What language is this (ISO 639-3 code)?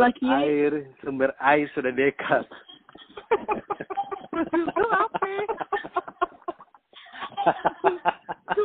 ind